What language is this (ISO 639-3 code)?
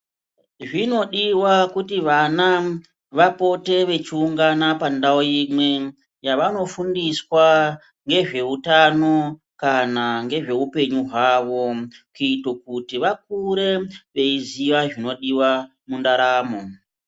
ndc